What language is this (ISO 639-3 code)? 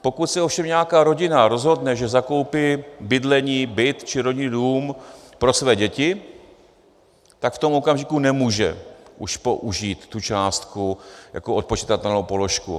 ces